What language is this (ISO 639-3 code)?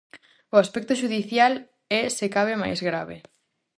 glg